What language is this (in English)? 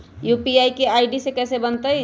Magahi